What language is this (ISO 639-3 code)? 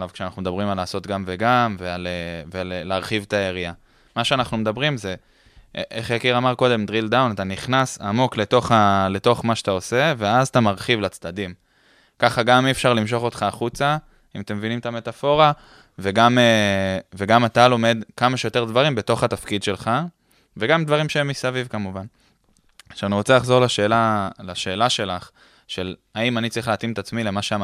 heb